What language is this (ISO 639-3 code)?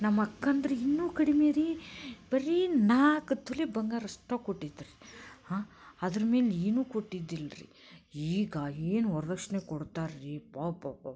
kan